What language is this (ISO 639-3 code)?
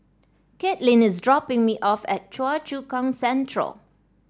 eng